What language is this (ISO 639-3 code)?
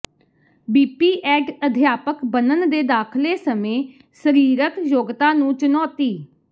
pan